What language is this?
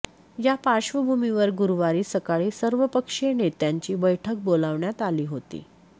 Marathi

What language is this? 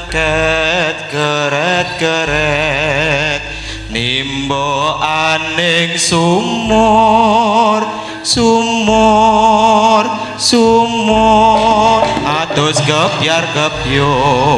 Indonesian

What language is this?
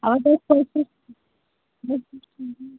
Dogri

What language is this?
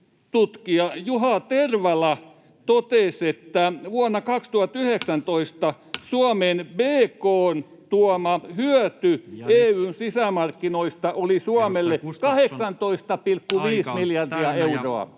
Finnish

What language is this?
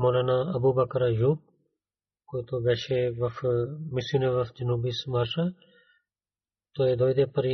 Bulgarian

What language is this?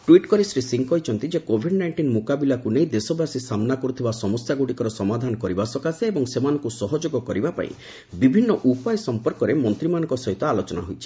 Odia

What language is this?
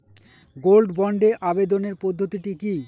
Bangla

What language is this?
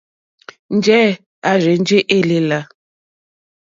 Mokpwe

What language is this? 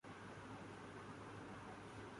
Urdu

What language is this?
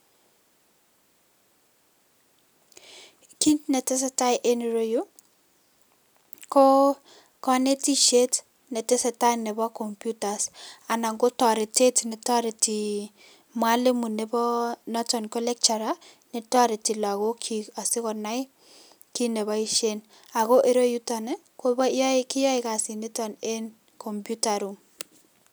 Kalenjin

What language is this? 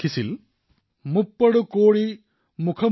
Assamese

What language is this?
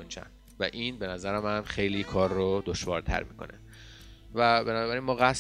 Persian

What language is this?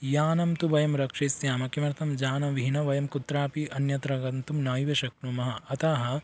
Sanskrit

